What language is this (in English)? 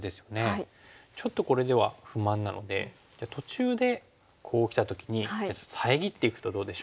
Japanese